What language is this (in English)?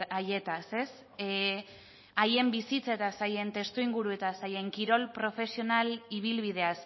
Basque